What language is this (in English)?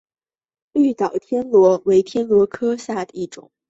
Chinese